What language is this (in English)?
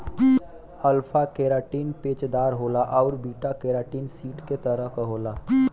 Bhojpuri